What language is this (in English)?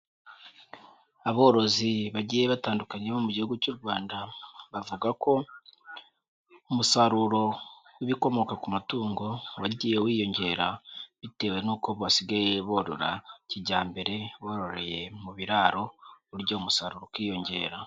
Kinyarwanda